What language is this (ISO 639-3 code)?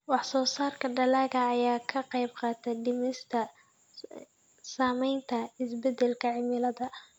som